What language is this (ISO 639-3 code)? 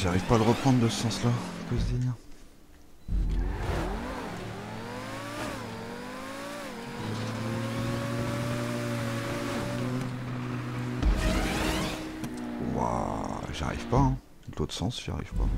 fra